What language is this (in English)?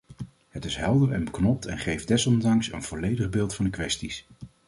Dutch